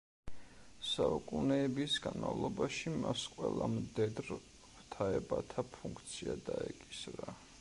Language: Georgian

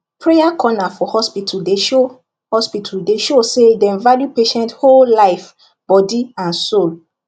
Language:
Nigerian Pidgin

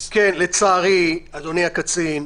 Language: Hebrew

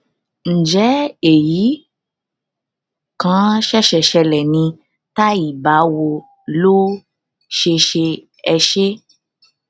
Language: Yoruba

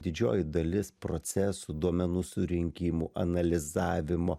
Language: Lithuanian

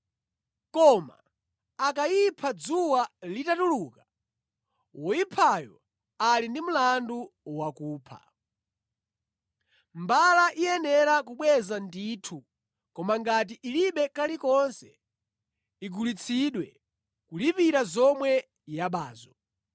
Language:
Nyanja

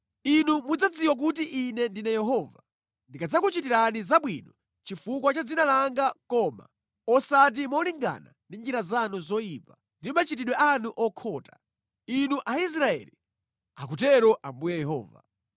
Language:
Nyanja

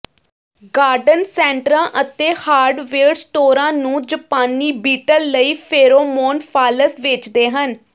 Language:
Punjabi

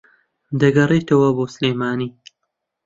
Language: Central Kurdish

